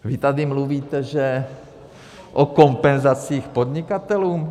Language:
Czech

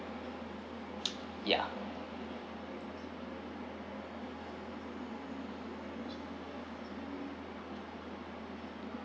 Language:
English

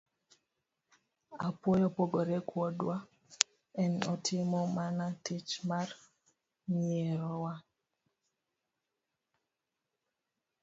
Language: Luo (Kenya and Tanzania)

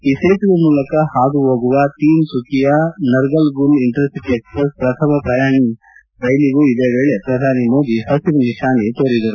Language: Kannada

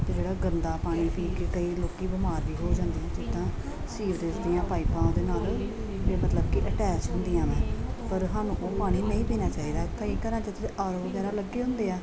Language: Punjabi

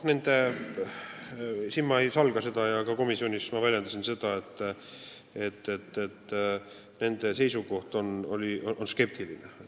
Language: Estonian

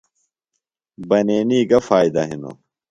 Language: Phalura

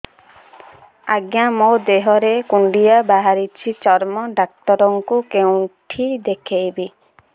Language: Odia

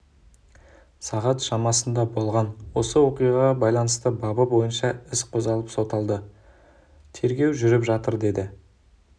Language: Kazakh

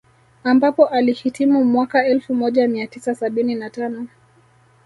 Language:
Swahili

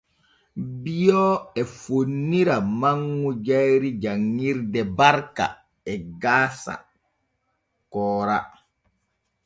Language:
Borgu Fulfulde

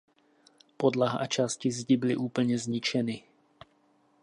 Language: Czech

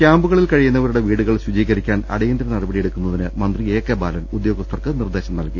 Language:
Malayalam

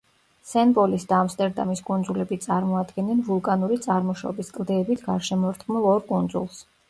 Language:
Georgian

